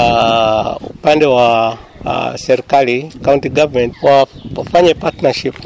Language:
Swahili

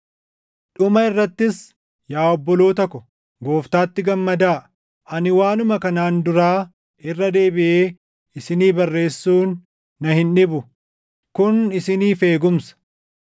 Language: Oromo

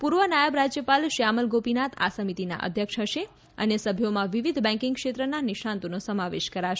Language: Gujarati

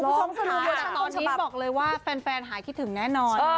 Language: Thai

